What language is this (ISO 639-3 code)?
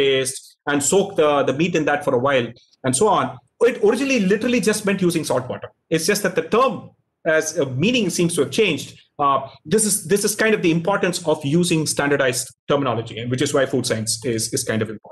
eng